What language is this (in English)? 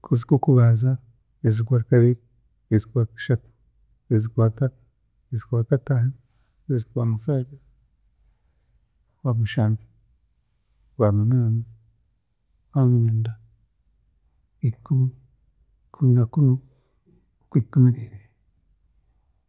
Chiga